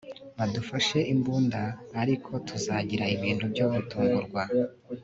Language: Kinyarwanda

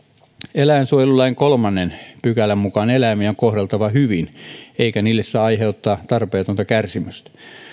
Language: Finnish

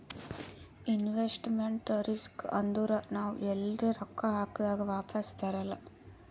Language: Kannada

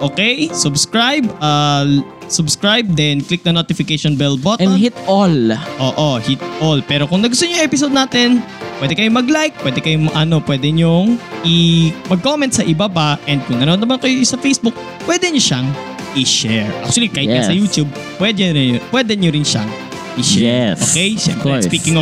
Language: Filipino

